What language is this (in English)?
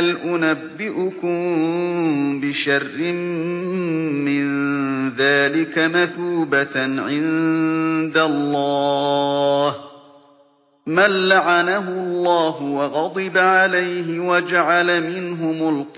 Arabic